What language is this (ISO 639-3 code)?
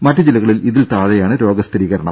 mal